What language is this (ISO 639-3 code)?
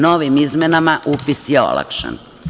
srp